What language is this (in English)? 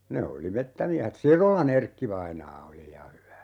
Finnish